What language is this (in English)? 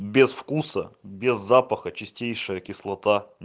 Russian